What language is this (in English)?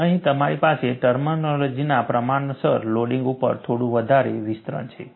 Gujarati